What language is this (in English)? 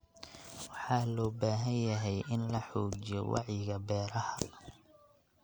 Somali